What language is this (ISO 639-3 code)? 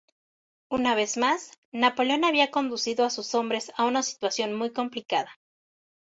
spa